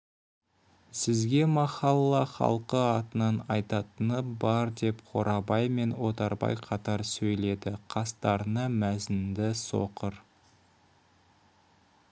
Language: Kazakh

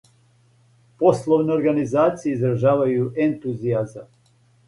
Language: Serbian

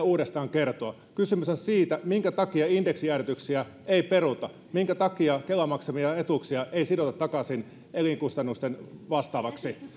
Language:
Finnish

